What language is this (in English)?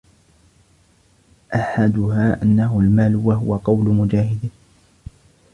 Arabic